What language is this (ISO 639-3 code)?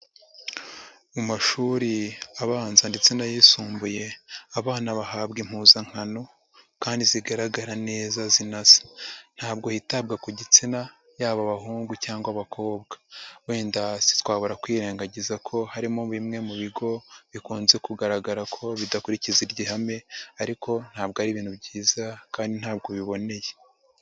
kin